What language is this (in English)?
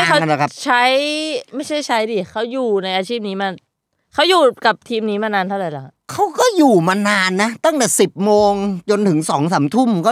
Thai